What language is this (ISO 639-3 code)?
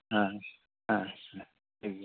sat